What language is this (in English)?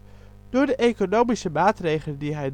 Dutch